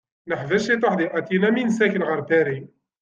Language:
Kabyle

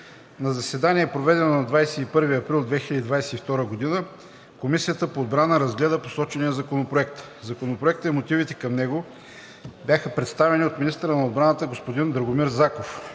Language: Bulgarian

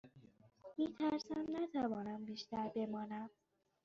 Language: Persian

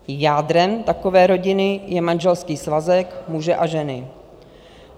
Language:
Czech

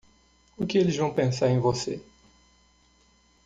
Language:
Portuguese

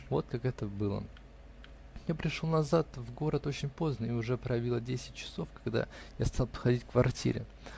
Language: Russian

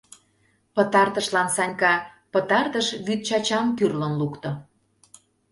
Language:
Mari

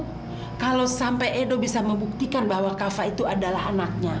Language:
Indonesian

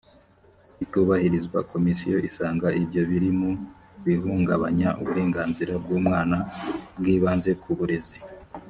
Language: Kinyarwanda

